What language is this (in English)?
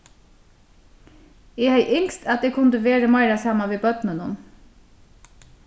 Faroese